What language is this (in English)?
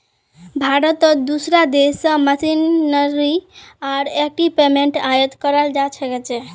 Magahi